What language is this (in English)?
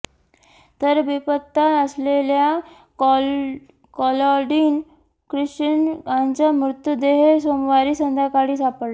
Marathi